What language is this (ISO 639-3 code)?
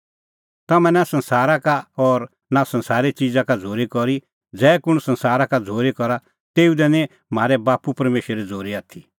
kfx